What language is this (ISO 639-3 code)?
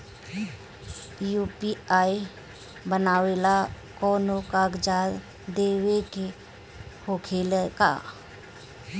bho